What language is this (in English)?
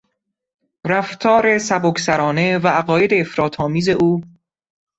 Persian